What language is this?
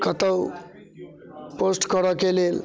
Maithili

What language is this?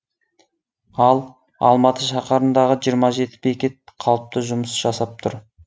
Kazakh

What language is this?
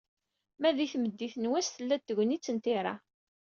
Kabyle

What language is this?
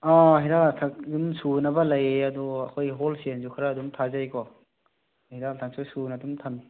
Manipuri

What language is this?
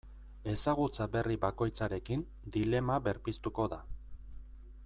Basque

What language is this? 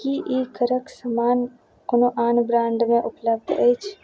Maithili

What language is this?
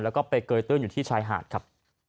Thai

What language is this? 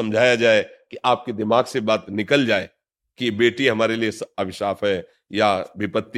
Hindi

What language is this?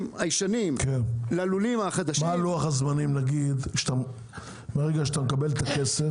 Hebrew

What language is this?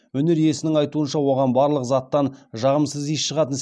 Kazakh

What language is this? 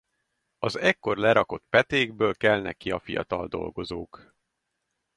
Hungarian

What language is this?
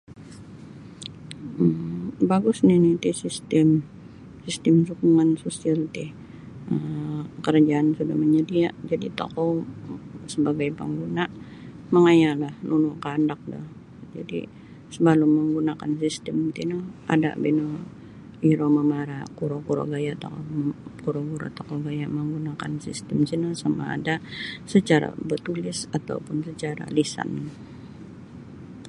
Sabah Bisaya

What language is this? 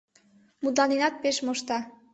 Mari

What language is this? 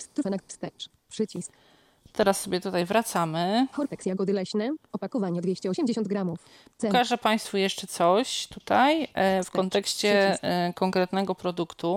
Polish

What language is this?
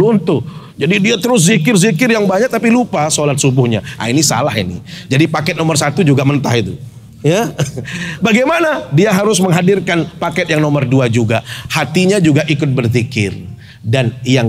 Indonesian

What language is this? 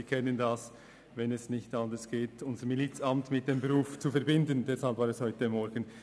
Swiss German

